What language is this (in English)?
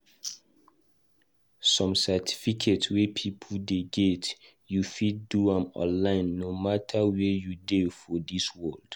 Nigerian Pidgin